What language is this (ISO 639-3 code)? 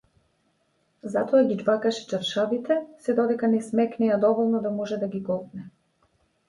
mkd